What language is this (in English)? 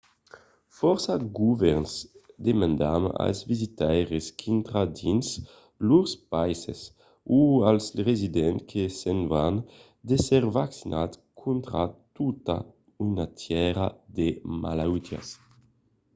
Occitan